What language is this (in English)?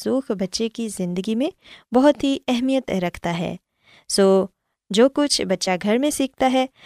Urdu